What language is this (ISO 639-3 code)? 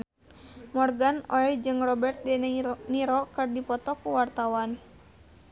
sun